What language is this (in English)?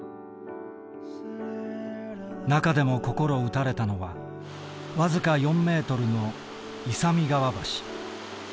Japanese